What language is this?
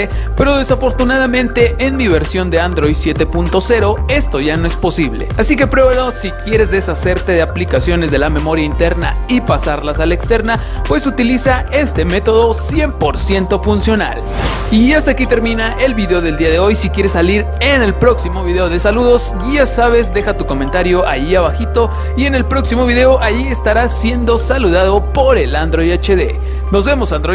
Spanish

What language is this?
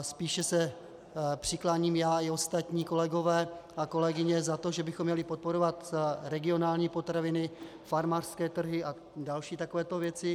Czech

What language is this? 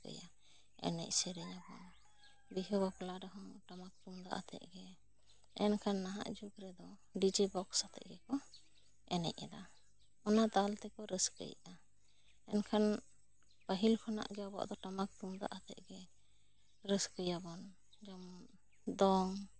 Santali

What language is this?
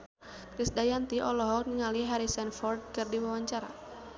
Sundanese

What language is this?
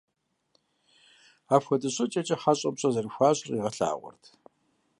Kabardian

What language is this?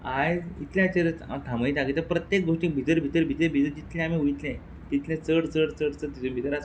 Konkani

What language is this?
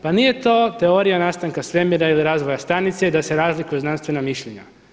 Croatian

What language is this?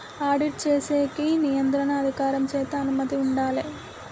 Telugu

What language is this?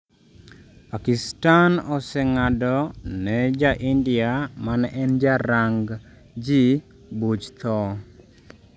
Luo (Kenya and Tanzania)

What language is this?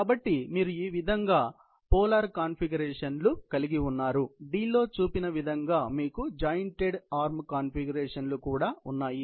Telugu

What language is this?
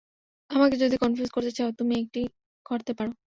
Bangla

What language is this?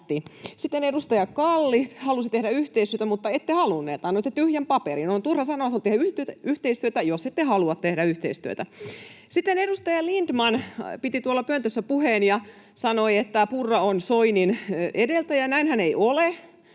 Finnish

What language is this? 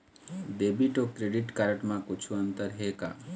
Chhattisgarhi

